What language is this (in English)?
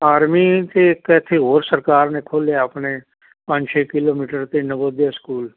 Punjabi